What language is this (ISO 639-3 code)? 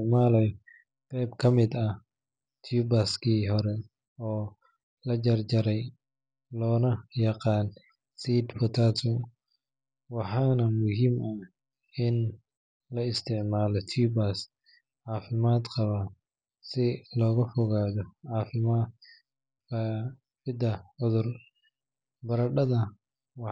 som